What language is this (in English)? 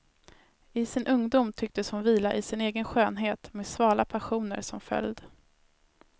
Swedish